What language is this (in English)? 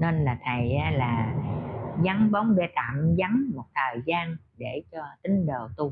Vietnamese